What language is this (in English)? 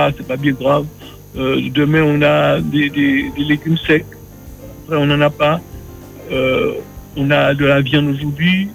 French